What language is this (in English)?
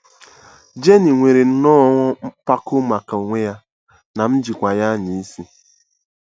Igbo